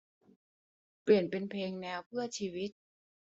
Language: Thai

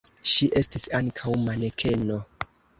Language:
Esperanto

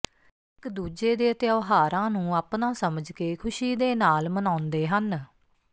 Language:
Punjabi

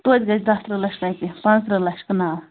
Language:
Kashmiri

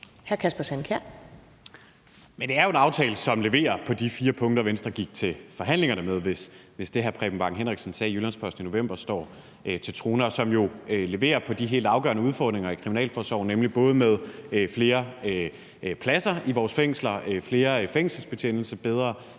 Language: Danish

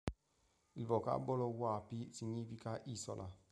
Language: Italian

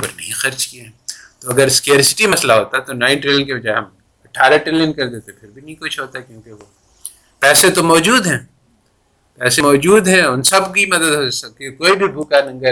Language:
Urdu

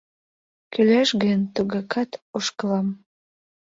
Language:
Mari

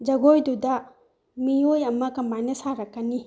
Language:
Manipuri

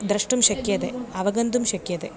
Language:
Sanskrit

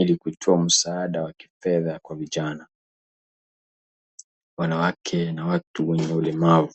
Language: Swahili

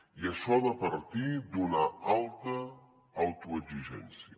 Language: Catalan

